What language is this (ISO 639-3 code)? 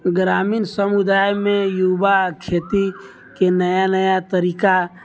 mai